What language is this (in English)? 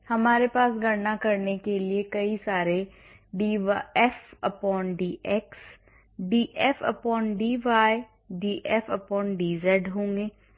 Hindi